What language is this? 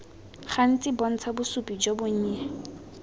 Tswana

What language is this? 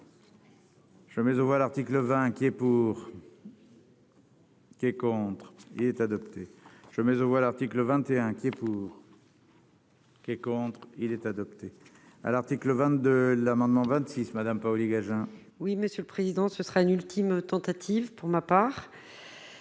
French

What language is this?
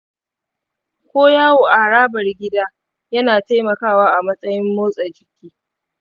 Hausa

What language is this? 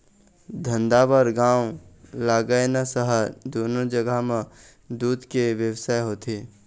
Chhattisgarhi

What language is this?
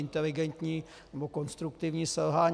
Czech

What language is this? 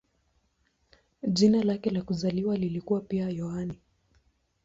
Swahili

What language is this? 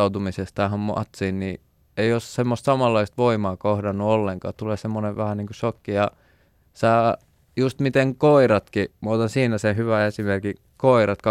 Finnish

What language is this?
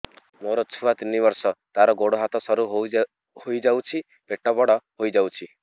Odia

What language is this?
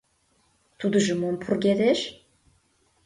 Mari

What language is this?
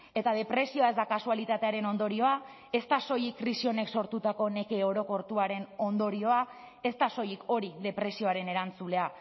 Basque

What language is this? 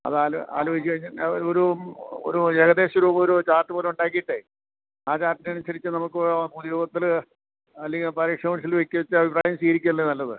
Malayalam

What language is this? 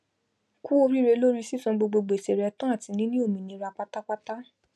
Yoruba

